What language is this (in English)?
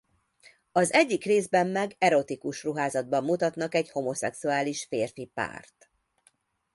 Hungarian